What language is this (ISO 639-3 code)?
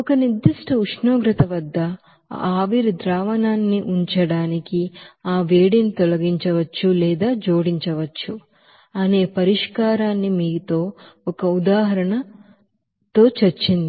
tel